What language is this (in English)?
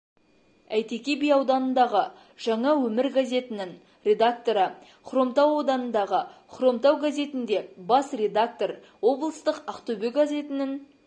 Kazakh